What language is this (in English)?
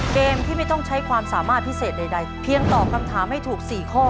Thai